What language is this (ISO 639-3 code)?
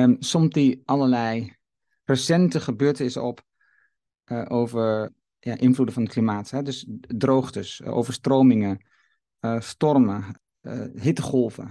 nld